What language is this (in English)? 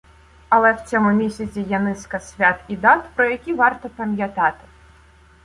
Ukrainian